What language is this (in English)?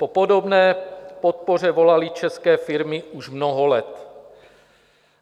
Czech